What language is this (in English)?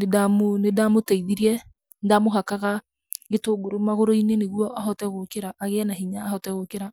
Kikuyu